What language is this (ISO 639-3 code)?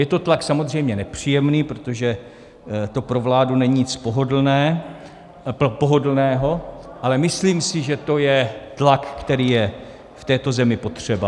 ces